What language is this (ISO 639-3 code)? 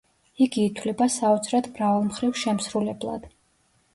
kat